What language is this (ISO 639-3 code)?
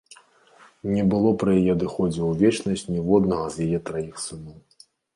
bel